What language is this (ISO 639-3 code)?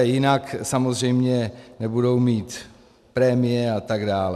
ces